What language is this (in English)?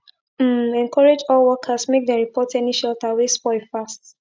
Nigerian Pidgin